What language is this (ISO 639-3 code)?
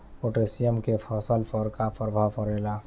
bho